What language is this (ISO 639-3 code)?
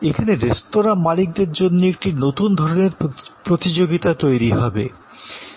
ben